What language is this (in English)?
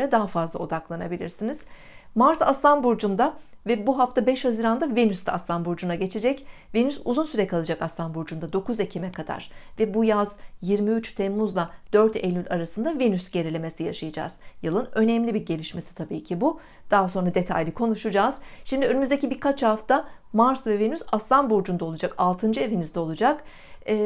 Turkish